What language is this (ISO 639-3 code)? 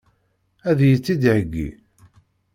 kab